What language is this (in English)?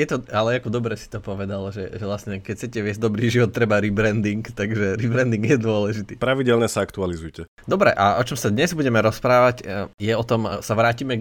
Slovak